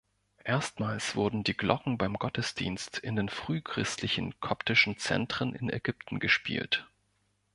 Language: German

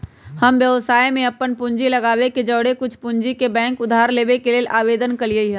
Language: Magahi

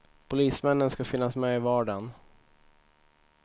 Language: Swedish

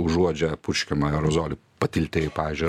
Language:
Lithuanian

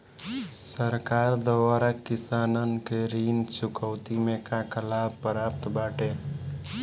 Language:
Bhojpuri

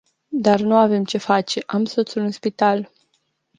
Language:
Romanian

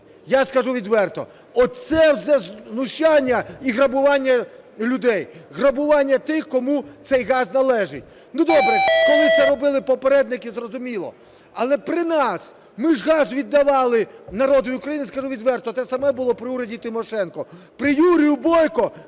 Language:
Ukrainian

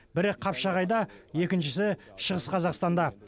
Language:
Kazakh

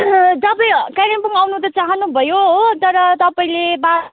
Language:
Nepali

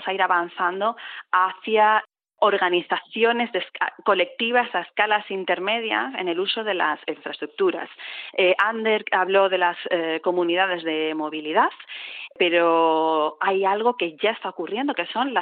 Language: Spanish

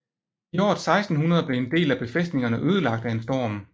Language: Danish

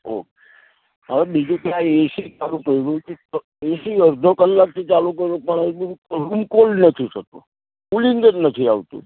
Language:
Gujarati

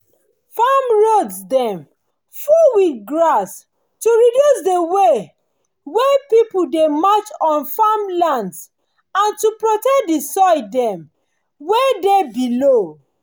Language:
Nigerian Pidgin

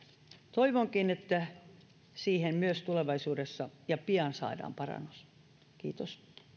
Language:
Finnish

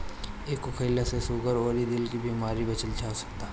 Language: Bhojpuri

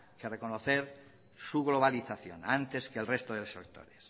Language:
Spanish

